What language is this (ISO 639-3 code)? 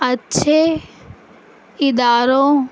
urd